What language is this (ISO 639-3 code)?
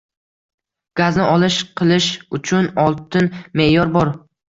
uzb